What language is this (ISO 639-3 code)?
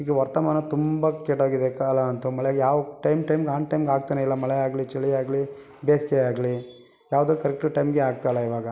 kan